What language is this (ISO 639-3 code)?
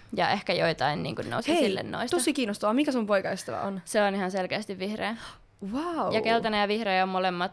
fin